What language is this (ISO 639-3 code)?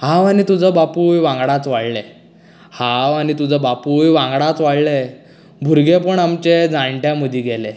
kok